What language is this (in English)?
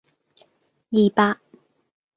Cantonese